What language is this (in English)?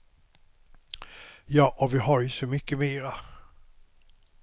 Swedish